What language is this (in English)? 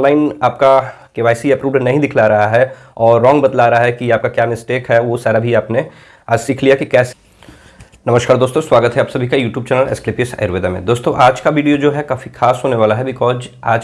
Hindi